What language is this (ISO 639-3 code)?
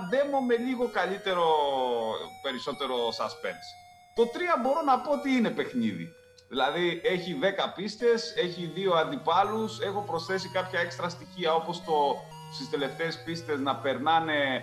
ell